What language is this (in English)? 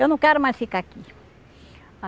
Portuguese